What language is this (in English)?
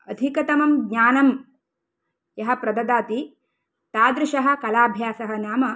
Sanskrit